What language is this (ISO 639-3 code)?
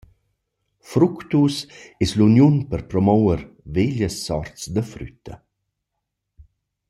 roh